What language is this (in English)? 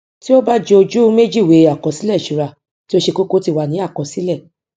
Yoruba